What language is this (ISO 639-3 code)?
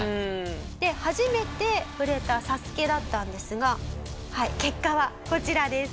jpn